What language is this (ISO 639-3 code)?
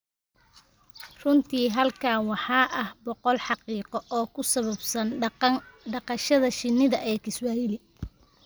som